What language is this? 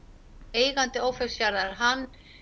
Icelandic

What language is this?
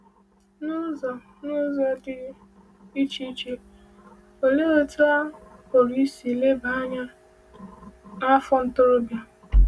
Igbo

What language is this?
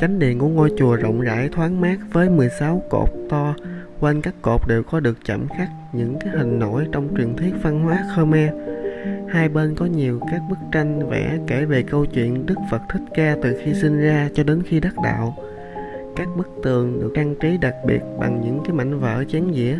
Vietnamese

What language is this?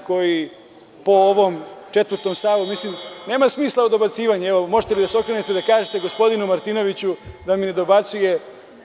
Serbian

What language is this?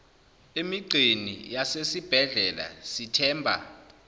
Zulu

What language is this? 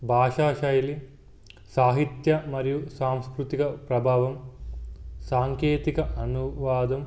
Telugu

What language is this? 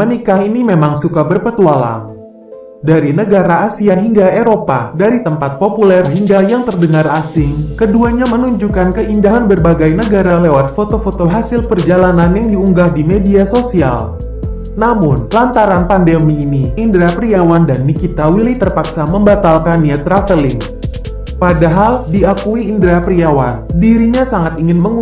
Indonesian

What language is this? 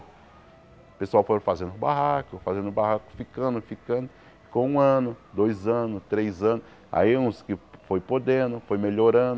Portuguese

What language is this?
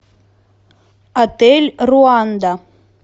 Russian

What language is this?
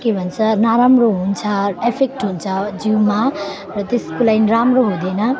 Nepali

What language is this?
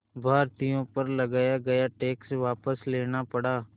Hindi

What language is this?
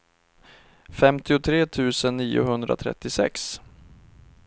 Swedish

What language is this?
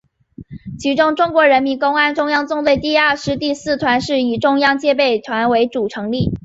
Chinese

